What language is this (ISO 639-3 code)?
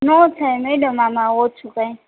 guj